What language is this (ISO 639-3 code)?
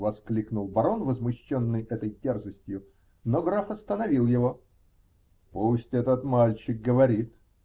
rus